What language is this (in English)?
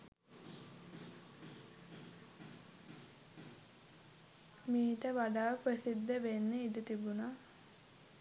Sinhala